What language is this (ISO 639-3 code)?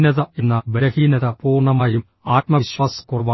mal